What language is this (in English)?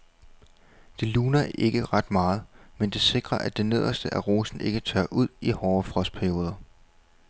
Danish